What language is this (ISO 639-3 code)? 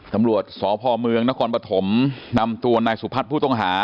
tha